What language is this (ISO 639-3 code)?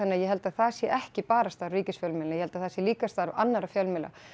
isl